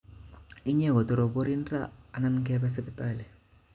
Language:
Kalenjin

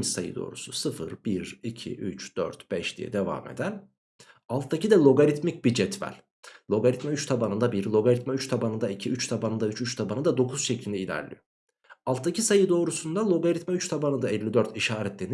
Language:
Turkish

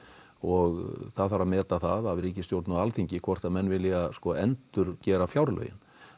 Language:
Icelandic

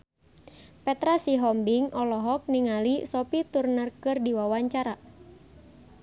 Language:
Sundanese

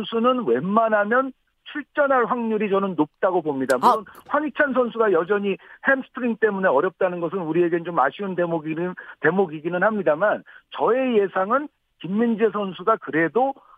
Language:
Korean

